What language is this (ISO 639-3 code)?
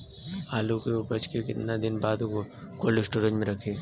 bho